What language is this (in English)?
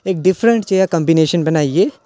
Dogri